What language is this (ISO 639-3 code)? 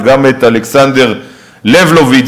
heb